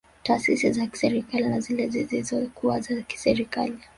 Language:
Swahili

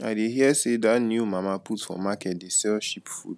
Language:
Nigerian Pidgin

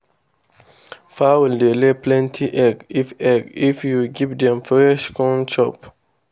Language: Nigerian Pidgin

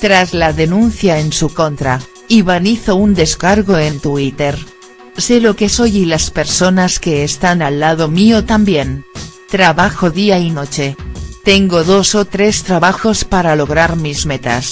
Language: Spanish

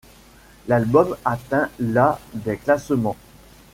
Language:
French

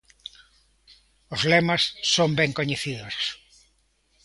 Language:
Galician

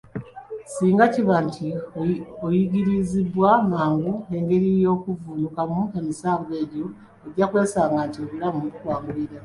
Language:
Ganda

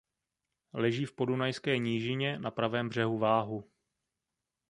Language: Czech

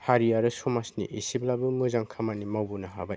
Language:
Bodo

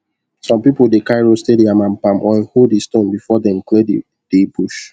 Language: Nigerian Pidgin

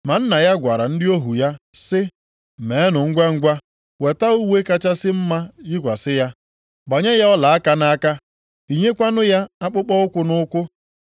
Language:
Igbo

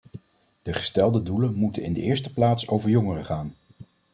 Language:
Dutch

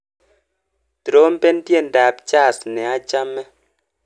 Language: Kalenjin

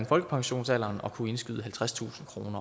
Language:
Danish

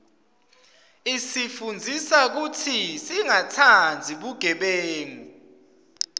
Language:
Swati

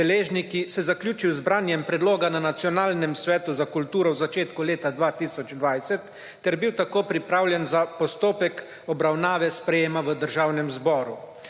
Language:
Slovenian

